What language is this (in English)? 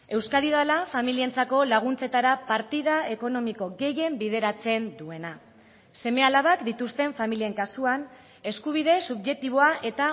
Basque